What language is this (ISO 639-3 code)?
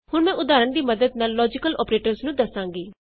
pan